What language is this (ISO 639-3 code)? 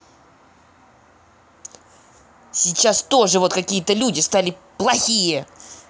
rus